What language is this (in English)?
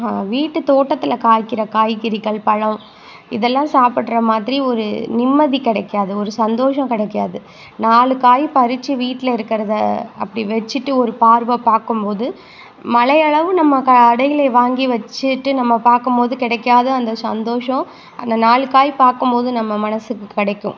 Tamil